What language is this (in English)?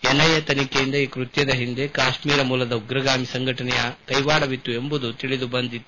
Kannada